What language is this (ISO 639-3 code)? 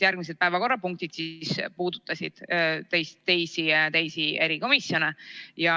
est